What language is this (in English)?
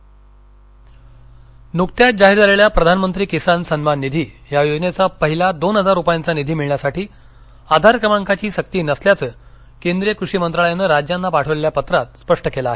Marathi